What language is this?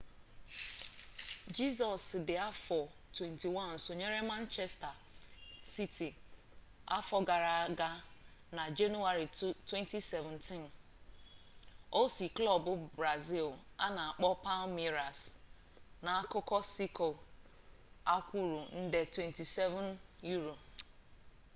Igbo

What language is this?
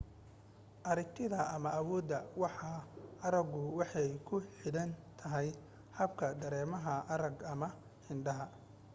Somali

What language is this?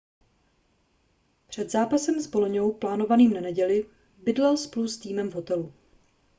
Czech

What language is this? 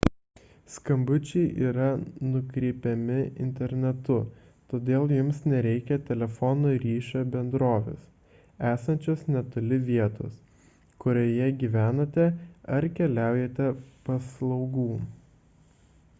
Lithuanian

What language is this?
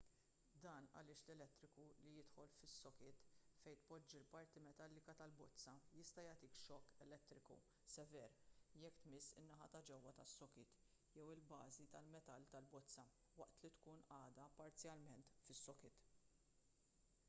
Maltese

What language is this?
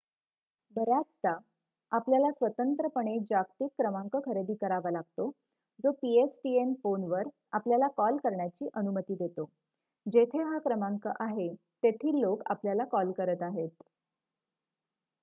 Marathi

